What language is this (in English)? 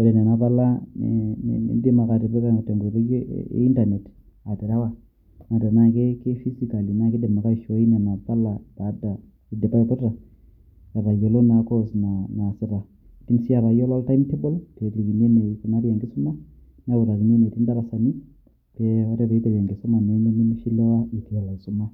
Masai